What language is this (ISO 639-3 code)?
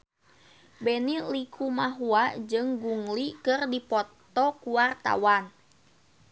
sun